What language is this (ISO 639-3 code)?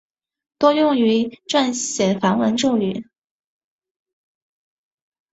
zho